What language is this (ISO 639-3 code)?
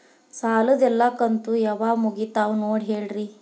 kan